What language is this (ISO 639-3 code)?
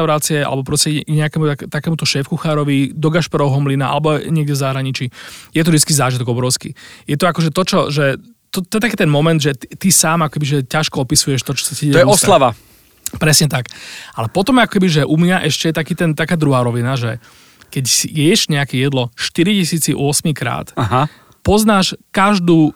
slk